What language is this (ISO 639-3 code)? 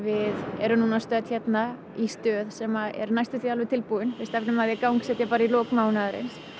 isl